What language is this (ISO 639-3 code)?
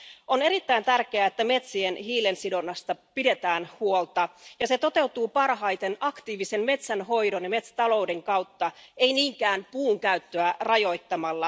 fin